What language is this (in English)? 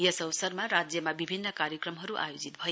Nepali